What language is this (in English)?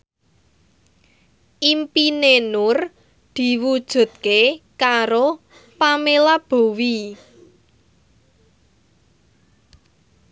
Javanese